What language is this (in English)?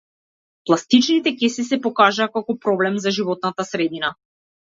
Macedonian